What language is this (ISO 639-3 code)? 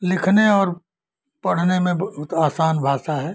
hin